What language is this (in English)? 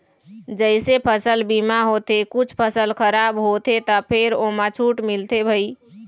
Chhattisgarhi